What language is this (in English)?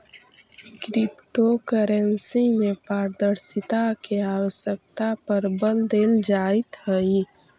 Magahi